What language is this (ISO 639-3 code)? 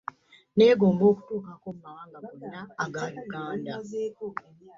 lug